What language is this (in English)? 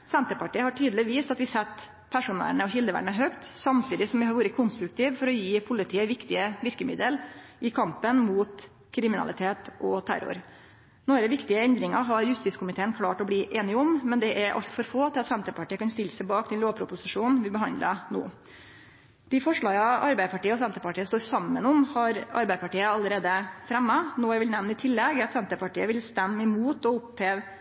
Norwegian Nynorsk